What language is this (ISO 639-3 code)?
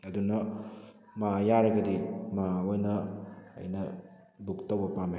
mni